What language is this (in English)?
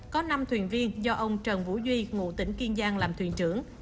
Vietnamese